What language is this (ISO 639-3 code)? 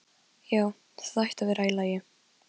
isl